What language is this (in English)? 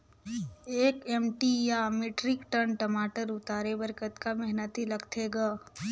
Chhattisgarhi